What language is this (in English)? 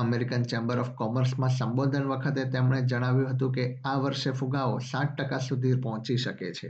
Gujarati